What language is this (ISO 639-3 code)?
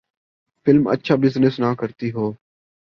urd